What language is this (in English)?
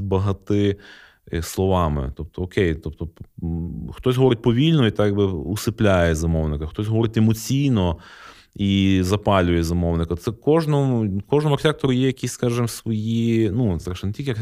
Ukrainian